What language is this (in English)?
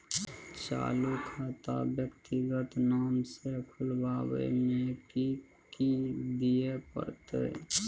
Maithili